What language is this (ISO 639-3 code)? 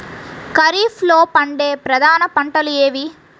tel